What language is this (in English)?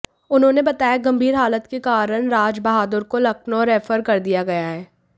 Hindi